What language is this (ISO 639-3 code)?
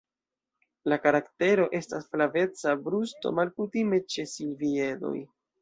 epo